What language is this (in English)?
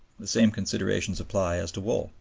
English